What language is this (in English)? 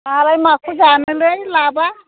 Bodo